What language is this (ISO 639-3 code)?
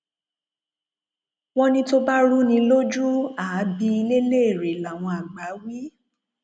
yor